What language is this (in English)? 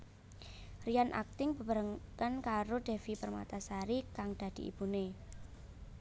Javanese